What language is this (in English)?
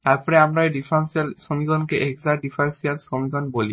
Bangla